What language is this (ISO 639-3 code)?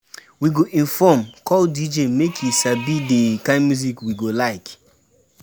pcm